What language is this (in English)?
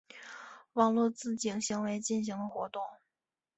Chinese